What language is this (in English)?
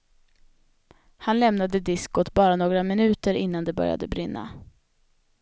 Swedish